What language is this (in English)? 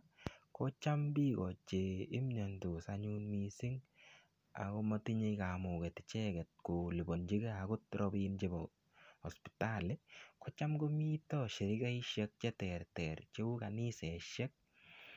Kalenjin